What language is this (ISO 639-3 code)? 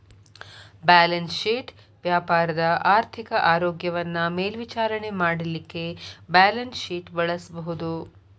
kan